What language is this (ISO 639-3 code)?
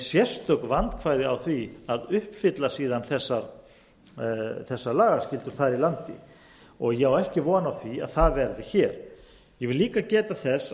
isl